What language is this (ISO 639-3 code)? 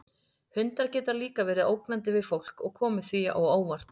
isl